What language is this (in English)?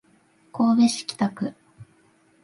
Japanese